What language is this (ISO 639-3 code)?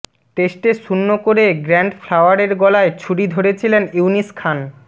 ben